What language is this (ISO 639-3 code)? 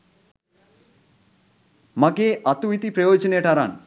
sin